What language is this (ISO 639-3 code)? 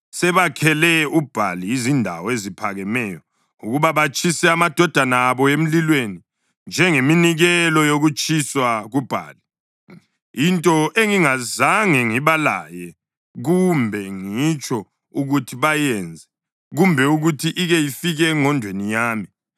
nde